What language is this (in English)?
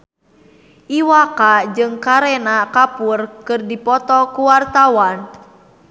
Sundanese